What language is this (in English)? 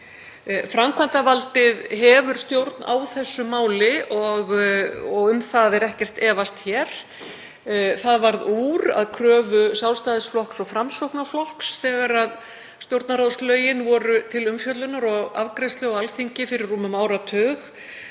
Icelandic